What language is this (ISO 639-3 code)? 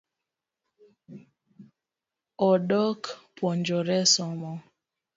luo